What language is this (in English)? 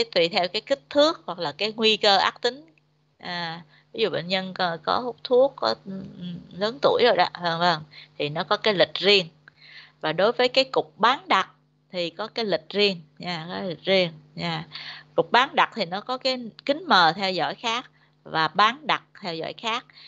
Vietnamese